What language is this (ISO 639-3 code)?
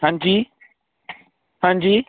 pan